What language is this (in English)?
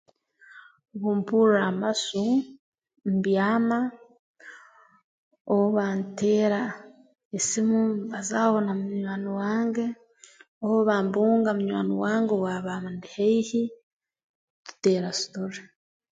Tooro